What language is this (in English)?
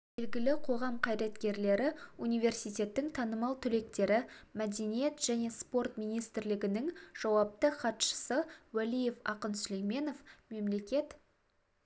Kazakh